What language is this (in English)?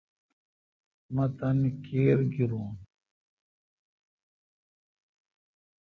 Kalkoti